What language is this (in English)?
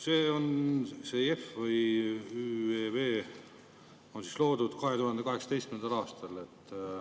Estonian